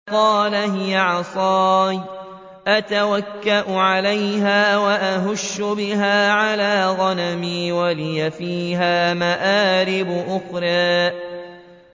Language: Arabic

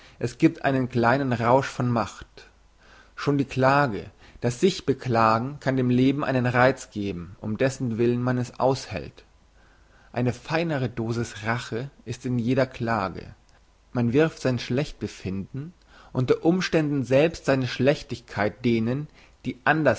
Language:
German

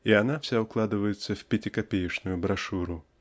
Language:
Russian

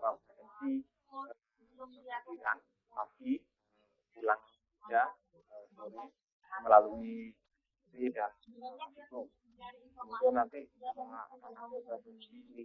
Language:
Indonesian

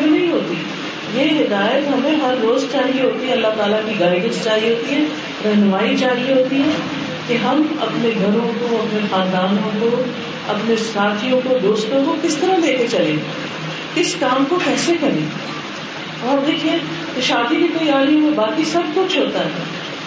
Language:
Urdu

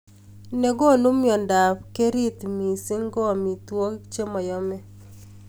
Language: Kalenjin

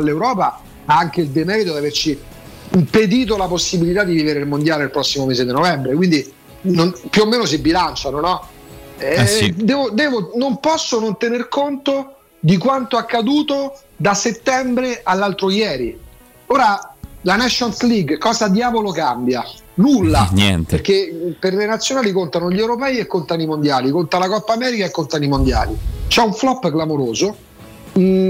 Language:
Italian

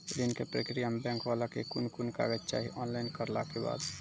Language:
Maithili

